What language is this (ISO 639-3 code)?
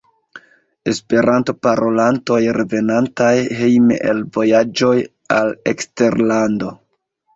epo